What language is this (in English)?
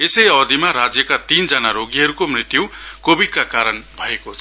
Nepali